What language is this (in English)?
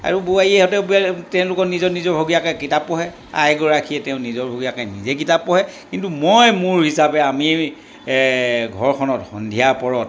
Assamese